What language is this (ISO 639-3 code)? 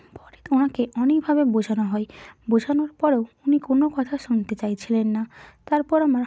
ben